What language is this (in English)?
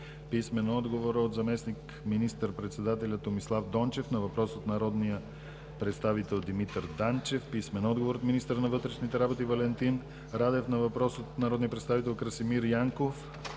Bulgarian